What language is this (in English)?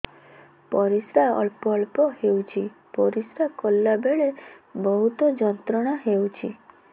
Odia